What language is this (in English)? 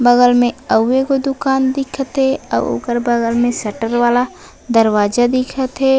Chhattisgarhi